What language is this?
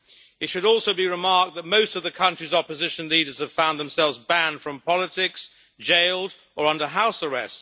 English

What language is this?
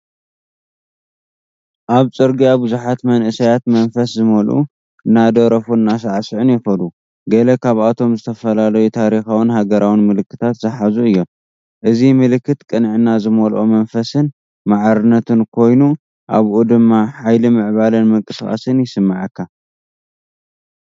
Tigrinya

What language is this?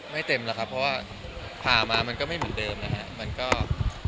Thai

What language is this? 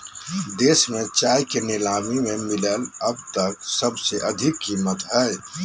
Magahi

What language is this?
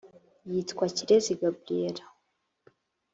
Kinyarwanda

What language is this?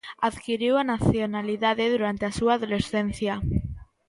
Galician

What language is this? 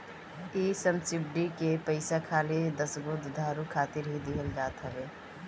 Bhojpuri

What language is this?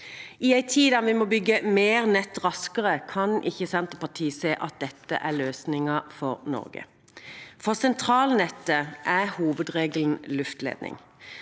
Norwegian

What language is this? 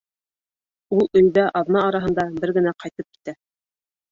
Bashkir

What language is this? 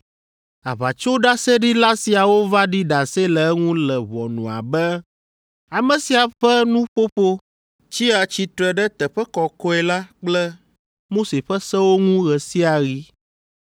Ewe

